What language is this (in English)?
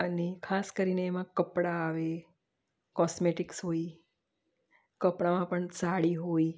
Gujarati